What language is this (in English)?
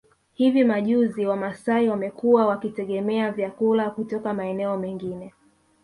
Swahili